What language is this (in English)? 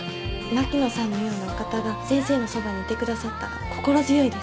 Japanese